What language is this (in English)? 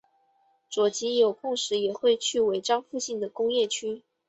Chinese